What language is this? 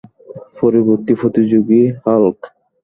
Bangla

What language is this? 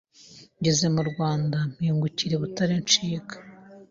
Kinyarwanda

